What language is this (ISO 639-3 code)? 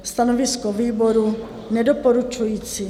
ces